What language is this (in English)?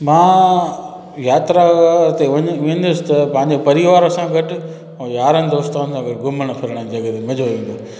Sindhi